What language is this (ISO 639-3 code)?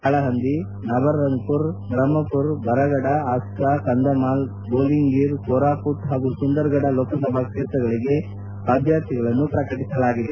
kan